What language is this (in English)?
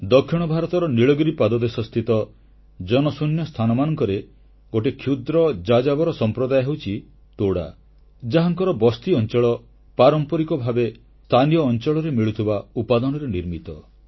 Odia